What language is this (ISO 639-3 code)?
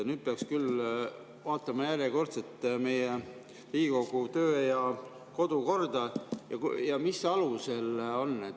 est